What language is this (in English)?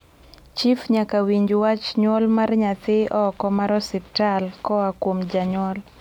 Luo (Kenya and Tanzania)